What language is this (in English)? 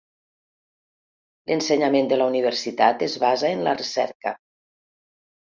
Catalan